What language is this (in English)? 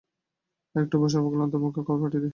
Bangla